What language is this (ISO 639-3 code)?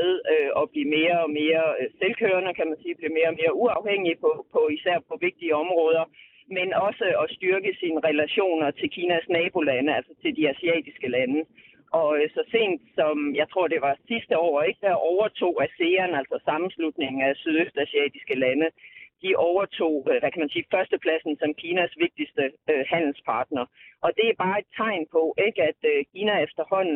dan